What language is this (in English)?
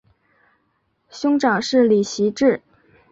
Chinese